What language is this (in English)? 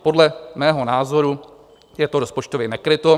Czech